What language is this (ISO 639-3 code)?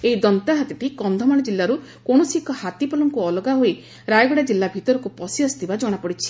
ori